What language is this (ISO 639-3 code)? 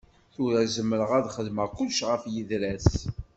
kab